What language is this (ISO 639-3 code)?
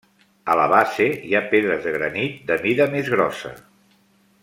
cat